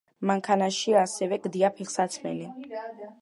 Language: Georgian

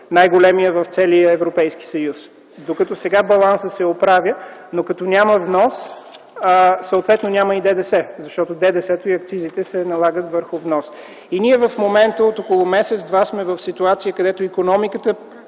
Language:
Bulgarian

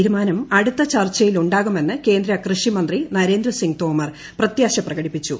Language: Malayalam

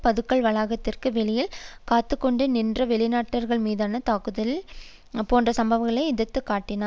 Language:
Tamil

